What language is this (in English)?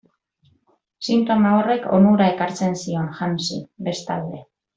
Basque